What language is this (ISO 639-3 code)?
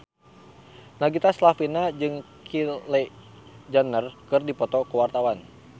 sun